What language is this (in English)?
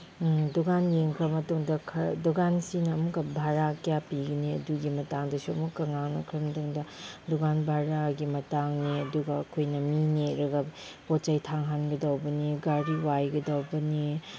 Manipuri